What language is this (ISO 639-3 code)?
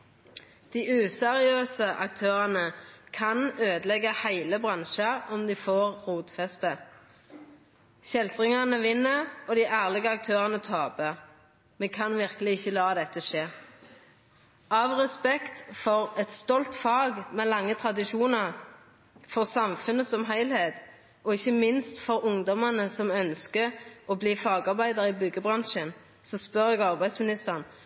nno